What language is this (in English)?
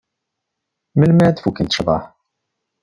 Kabyle